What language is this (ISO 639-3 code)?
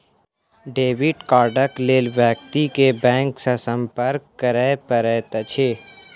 mai